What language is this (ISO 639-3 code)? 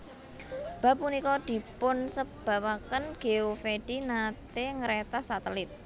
jav